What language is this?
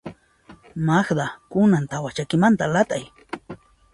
Puno Quechua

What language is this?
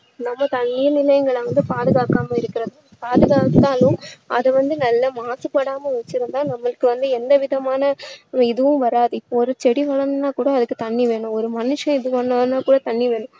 Tamil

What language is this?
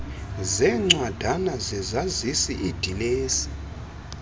Xhosa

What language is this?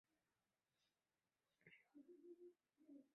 Chinese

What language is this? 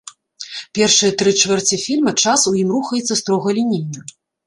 Belarusian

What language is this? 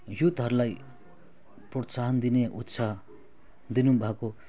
Nepali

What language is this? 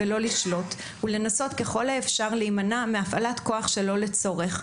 Hebrew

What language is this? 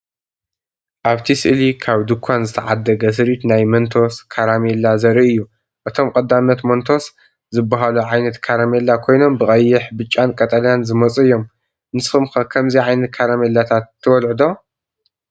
Tigrinya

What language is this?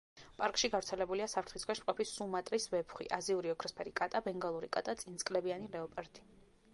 Georgian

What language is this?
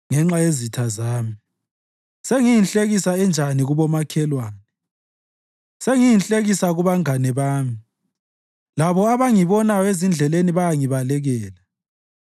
North Ndebele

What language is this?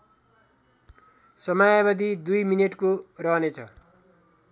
Nepali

